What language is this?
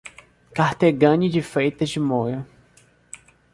Portuguese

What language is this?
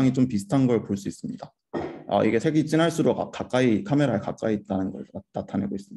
Korean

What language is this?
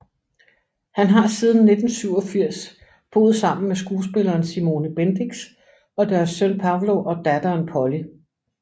Danish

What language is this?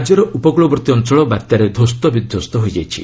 Odia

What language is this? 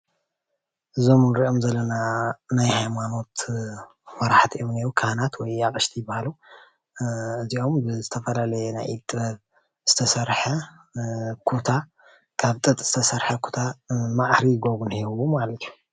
Tigrinya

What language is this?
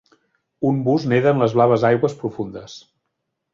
Catalan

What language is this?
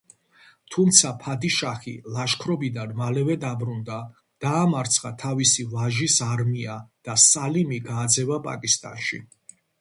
Georgian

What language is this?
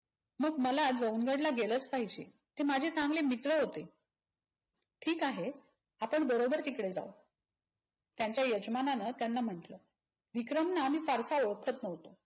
Marathi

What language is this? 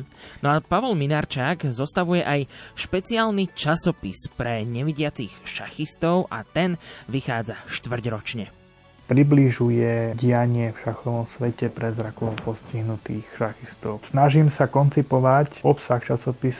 Slovak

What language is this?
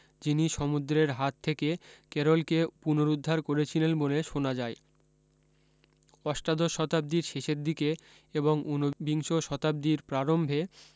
Bangla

